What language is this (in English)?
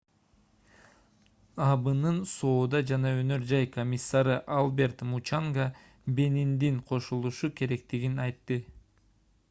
Kyrgyz